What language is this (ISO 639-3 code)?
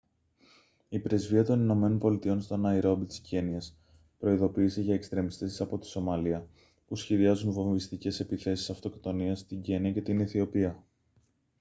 ell